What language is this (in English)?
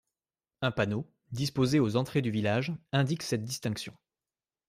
French